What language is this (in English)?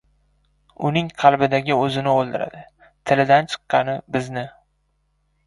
Uzbek